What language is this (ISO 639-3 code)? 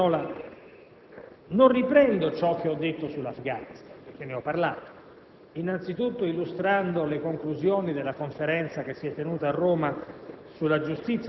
ita